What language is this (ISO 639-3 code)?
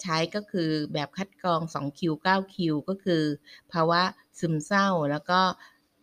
tha